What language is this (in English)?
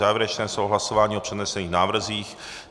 Czech